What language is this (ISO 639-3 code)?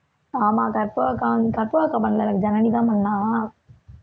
tam